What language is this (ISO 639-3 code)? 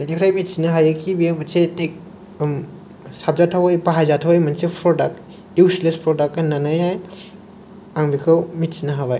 brx